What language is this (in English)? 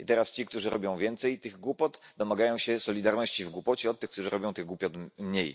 Polish